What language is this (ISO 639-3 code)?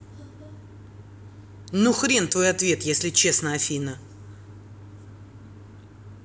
rus